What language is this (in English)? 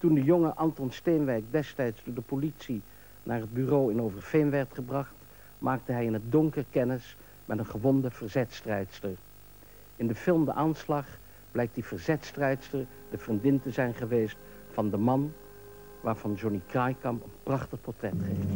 Dutch